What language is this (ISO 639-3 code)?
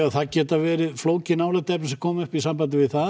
isl